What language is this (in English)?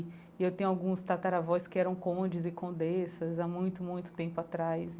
Portuguese